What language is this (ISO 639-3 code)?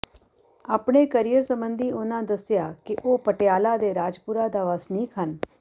pan